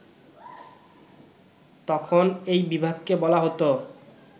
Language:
Bangla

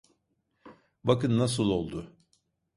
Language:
Turkish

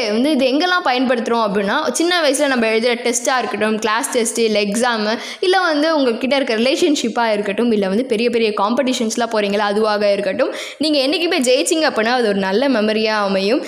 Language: Tamil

